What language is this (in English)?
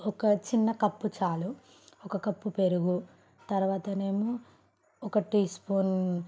Telugu